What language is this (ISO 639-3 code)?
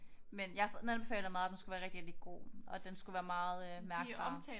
dan